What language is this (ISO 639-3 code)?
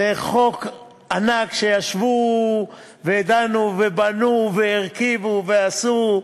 heb